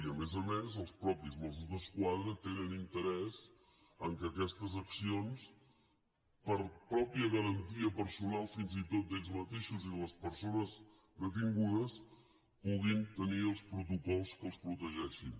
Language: Catalan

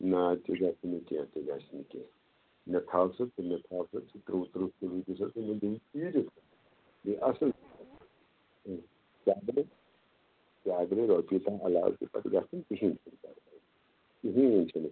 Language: Kashmiri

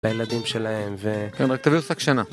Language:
Hebrew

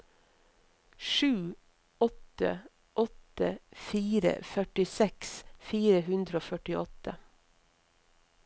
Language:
Norwegian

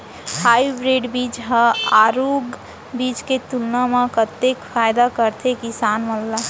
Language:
Chhattisgarhi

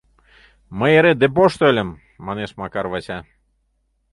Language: Mari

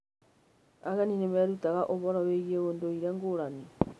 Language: Kikuyu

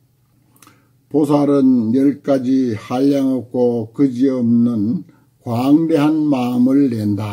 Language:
Korean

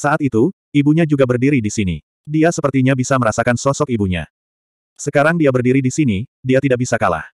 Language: Indonesian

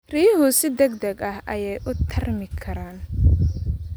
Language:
Somali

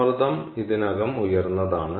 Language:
Malayalam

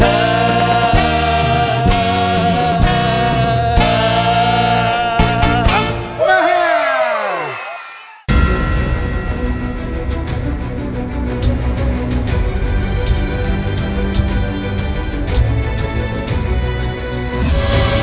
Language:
Thai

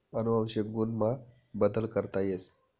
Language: Marathi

